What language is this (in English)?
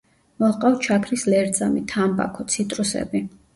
Georgian